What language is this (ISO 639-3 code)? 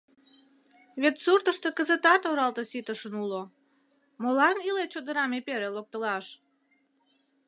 chm